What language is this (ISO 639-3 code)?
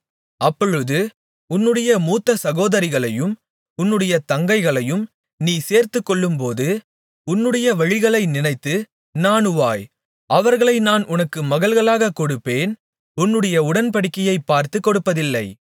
tam